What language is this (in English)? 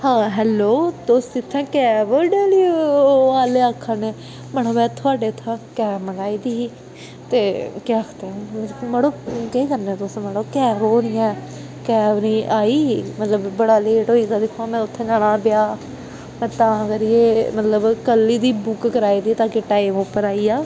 Dogri